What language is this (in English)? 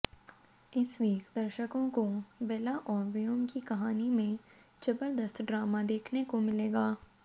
Hindi